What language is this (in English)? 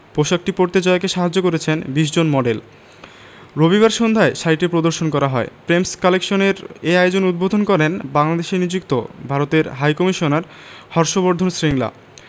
Bangla